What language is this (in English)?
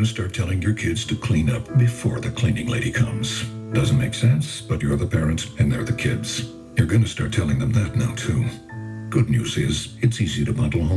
English